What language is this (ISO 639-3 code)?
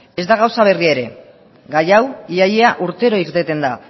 eus